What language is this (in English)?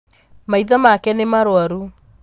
Kikuyu